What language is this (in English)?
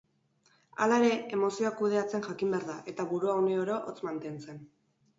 Basque